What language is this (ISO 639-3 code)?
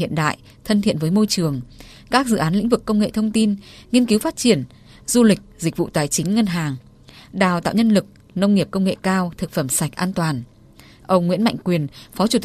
vie